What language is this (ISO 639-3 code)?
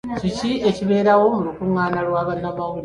lug